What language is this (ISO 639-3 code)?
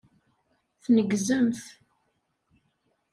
kab